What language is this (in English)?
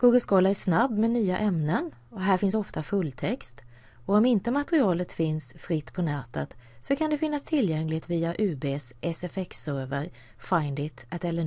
Swedish